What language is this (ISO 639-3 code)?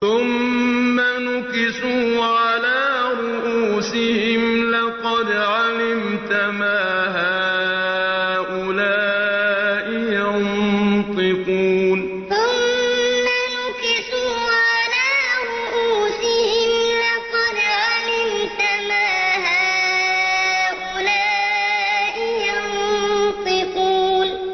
ara